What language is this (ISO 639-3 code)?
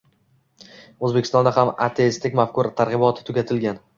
uzb